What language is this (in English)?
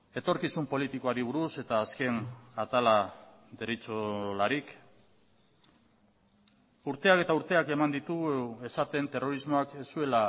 Basque